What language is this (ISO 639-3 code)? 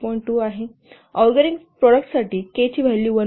mar